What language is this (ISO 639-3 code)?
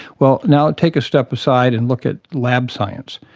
eng